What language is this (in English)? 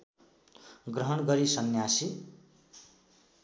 Nepali